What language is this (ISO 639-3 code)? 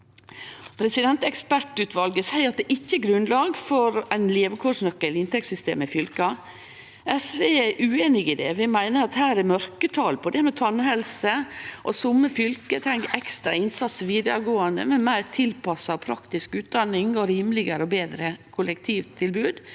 nor